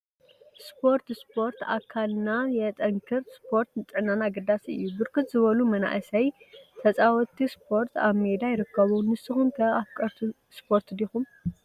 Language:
Tigrinya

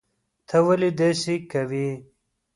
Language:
Pashto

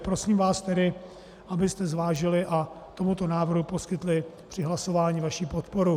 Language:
Czech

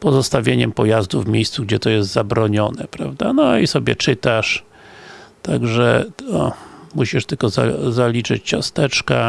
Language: Polish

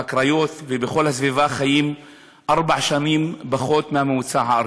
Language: Hebrew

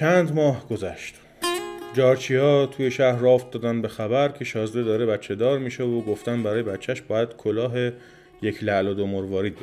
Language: Persian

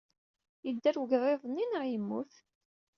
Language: Kabyle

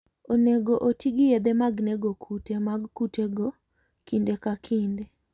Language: Luo (Kenya and Tanzania)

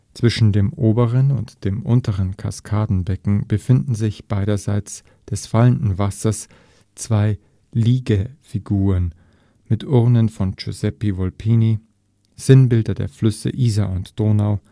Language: German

